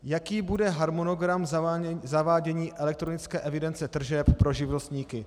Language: Czech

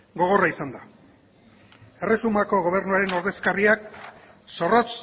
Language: Basque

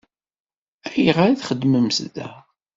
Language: Kabyle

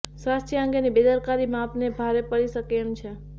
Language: Gujarati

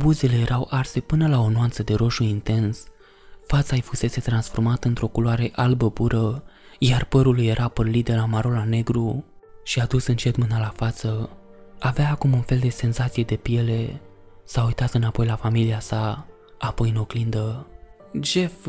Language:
Romanian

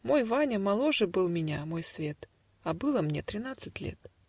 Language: Russian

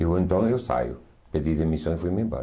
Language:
Portuguese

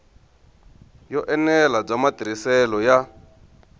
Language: Tsonga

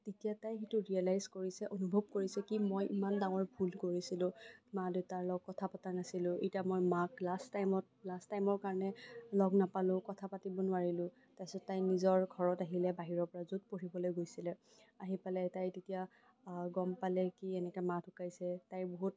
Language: Assamese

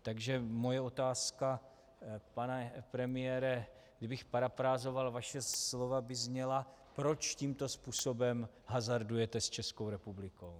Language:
Czech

